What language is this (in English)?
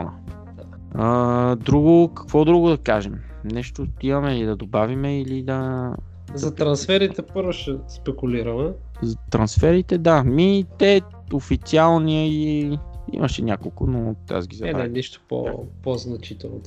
Bulgarian